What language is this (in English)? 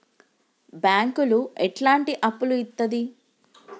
Telugu